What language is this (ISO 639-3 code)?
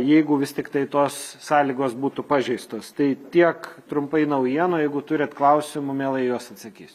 lit